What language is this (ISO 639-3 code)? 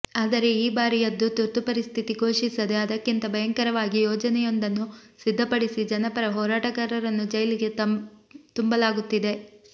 kan